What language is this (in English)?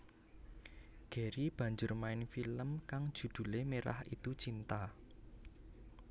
Javanese